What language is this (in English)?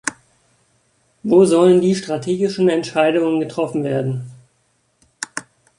German